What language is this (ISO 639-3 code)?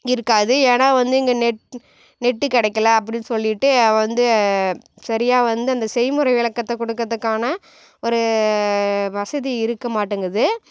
tam